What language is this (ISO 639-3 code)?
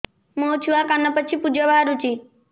ori